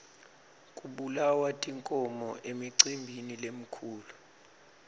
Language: Swati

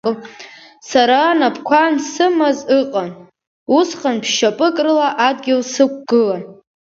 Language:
Abkhazian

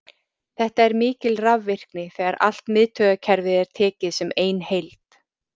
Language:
Icelandic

